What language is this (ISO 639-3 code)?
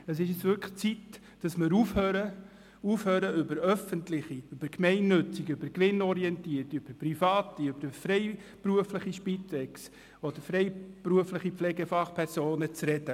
gsw